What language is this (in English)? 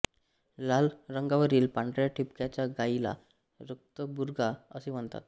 Marathi